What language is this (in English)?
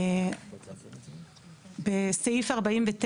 Hebrew